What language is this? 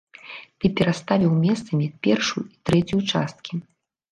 Belarusian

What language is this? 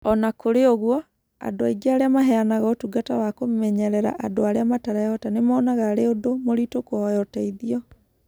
Kikuyu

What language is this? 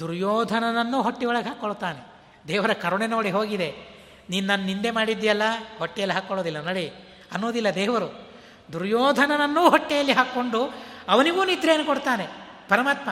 Kannada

